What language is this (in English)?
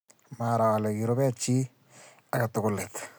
Kalenjin